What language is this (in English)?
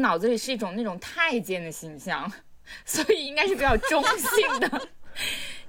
Chinese